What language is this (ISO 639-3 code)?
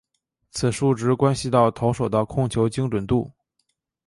zho